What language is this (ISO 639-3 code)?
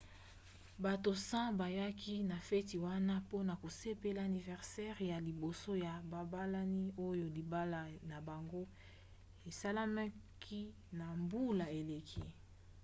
lin